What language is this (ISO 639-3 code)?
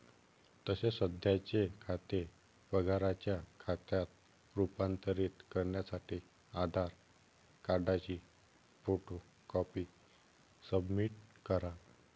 mar